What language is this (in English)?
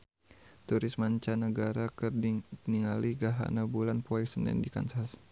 Sundanese